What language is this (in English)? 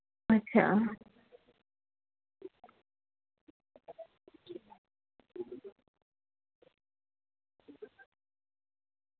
Gujarati